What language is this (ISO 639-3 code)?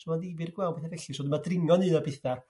cym